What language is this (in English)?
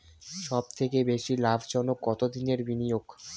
Bangla